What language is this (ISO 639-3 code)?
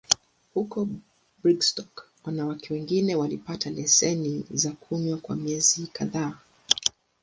swa